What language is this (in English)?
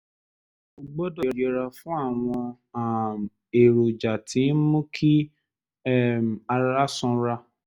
Yoruba